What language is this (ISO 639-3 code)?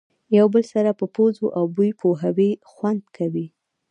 pus